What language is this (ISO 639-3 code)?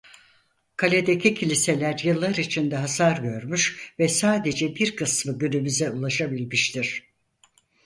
tur